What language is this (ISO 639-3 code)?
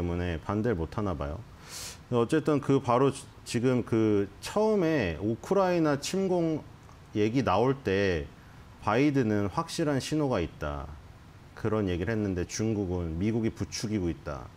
kor